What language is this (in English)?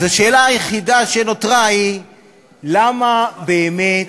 Hebrew